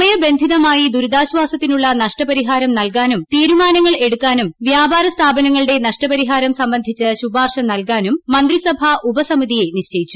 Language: Malayalam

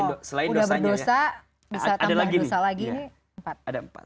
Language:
Indonesian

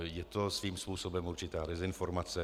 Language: Czech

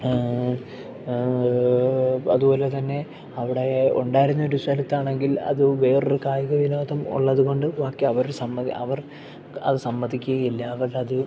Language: Malayalam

